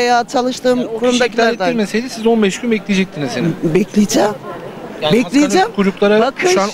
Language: Turkish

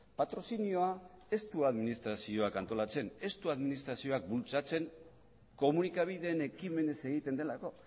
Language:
Basque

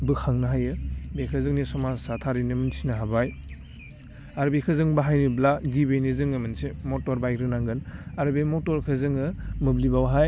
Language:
Bodo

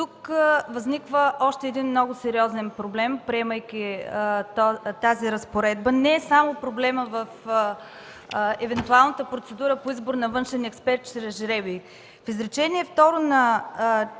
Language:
Bulgarian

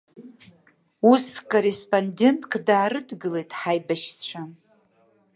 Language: Abkhazian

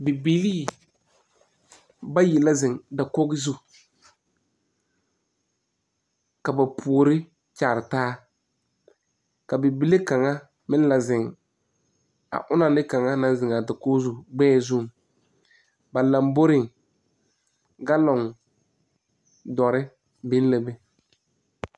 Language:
Southern Dagaare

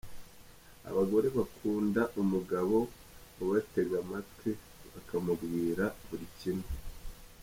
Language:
Kinyarwanda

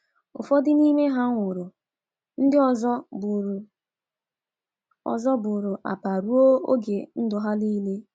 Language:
Igbo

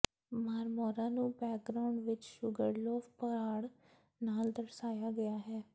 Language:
Punjabi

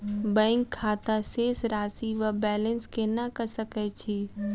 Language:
Maithili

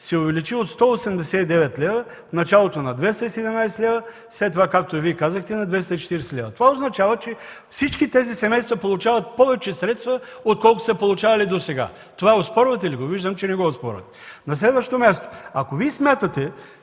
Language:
Bulgarian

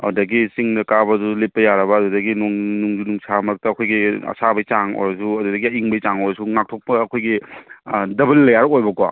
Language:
Manipuri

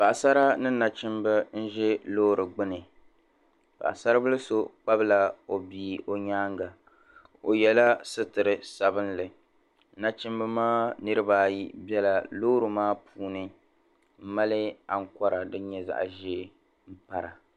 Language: Dagbani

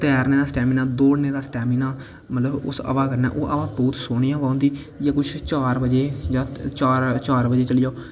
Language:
Dogri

